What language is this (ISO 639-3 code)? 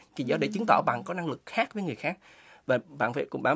vie